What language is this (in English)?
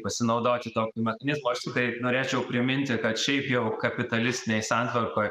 Lithuanian